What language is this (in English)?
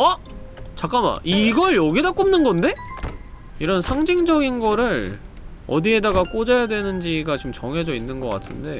Korean